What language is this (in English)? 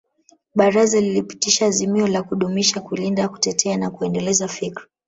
Swahili